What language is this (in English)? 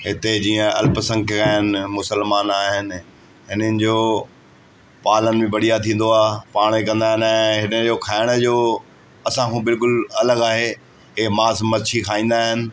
Sindhi